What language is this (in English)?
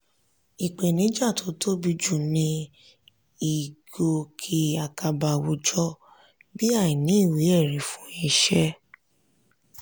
Yoruba